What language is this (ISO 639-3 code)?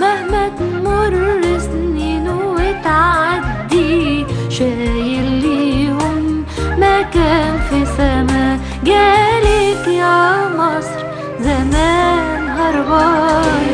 ara